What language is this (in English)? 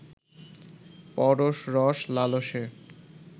Bangla